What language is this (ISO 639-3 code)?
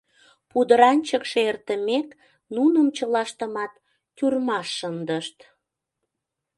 chm